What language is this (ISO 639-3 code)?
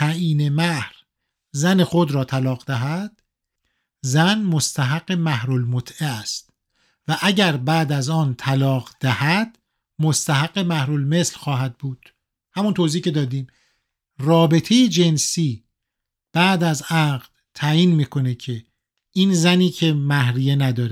fas